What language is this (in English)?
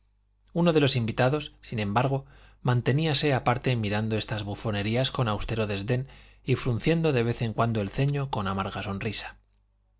Spanish